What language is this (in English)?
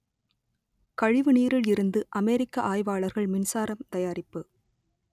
Tamil